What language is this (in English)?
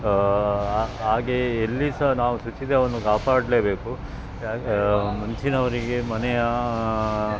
Kannada